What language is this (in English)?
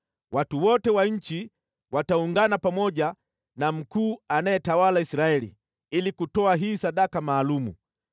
Swahili